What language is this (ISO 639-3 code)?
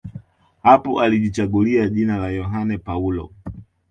swa